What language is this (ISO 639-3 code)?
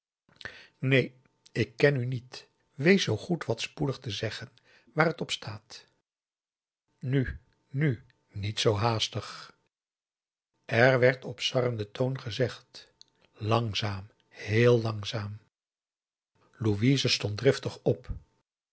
nld